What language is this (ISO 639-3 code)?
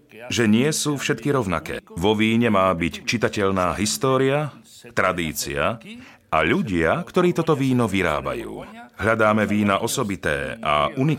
slk